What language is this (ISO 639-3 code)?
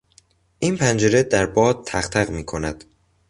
fas